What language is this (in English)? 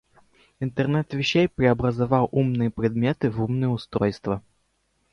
Russian